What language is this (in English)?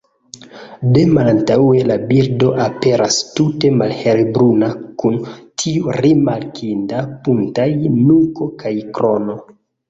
Esperanto